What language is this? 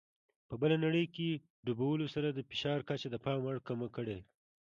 Pashto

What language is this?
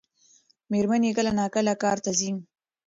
Pashto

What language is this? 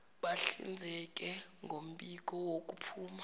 Zulu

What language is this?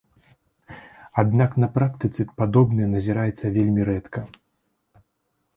Belarusian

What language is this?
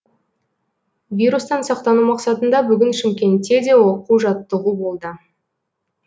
Kazakh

